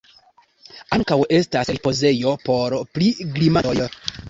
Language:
Esperanto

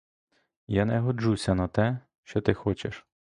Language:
Ukrainian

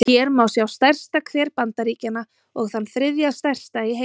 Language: Icelandic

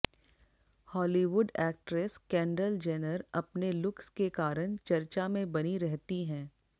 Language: Hindi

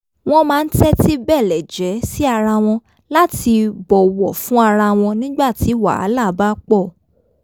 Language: Yoruba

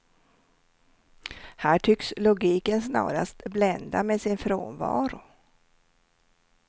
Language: Swedish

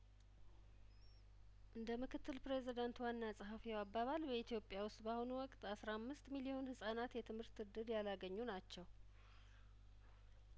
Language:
Amharic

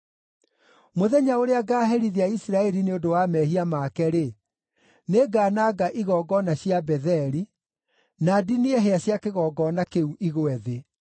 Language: Kikuyu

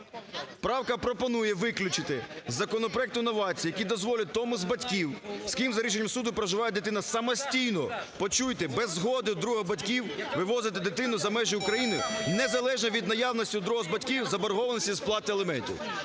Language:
Ukrainian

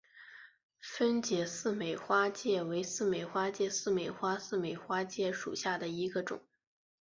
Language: Chinese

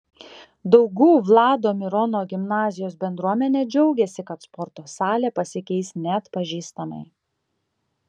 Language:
Lithuanian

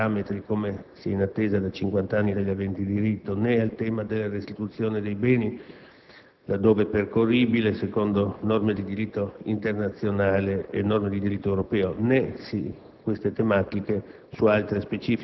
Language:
Italian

